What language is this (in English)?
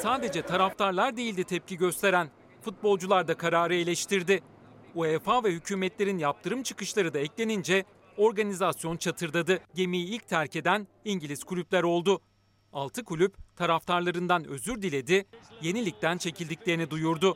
Turkish